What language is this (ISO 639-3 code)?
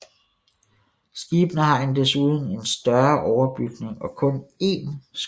dan